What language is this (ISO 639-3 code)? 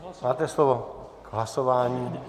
ces